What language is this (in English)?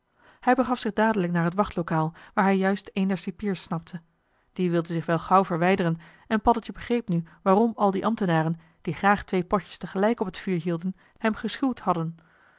Dutch